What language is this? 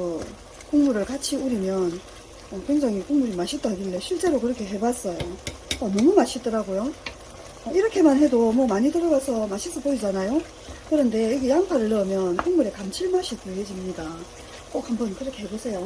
Korean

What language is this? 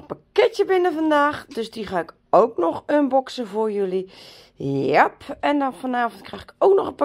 Dutch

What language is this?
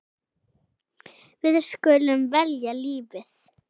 Icelandic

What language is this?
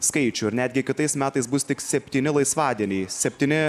Lithuanian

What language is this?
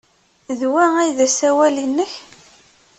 Kabyle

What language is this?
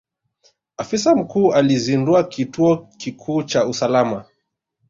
Swahili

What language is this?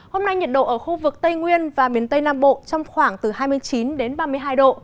Vietnamese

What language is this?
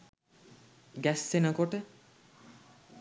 Sinhala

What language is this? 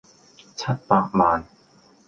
Cantonese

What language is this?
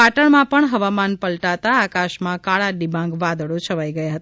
Gujarati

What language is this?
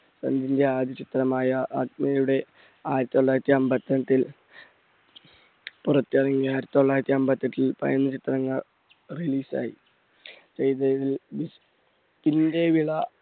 Malayalam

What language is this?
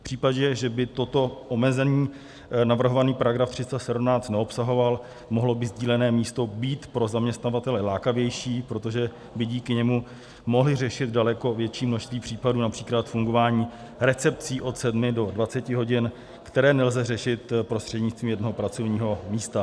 Czech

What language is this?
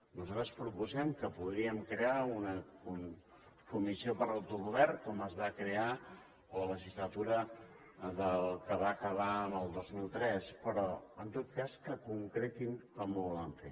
Catalan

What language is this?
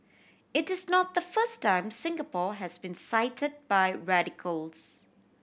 English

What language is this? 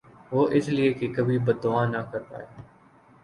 Urdu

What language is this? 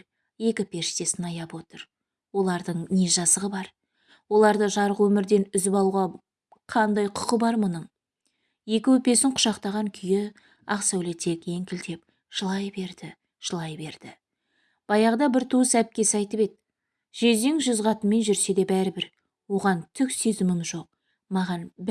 Turkish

